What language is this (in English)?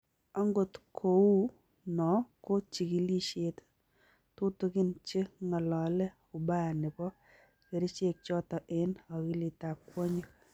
Kalenjin